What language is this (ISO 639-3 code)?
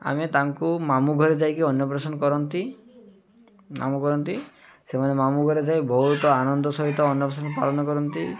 ori